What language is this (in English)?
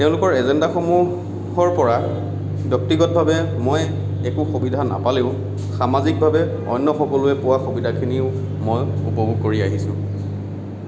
Assamese